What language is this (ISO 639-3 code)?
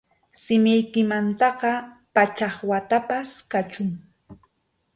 qxu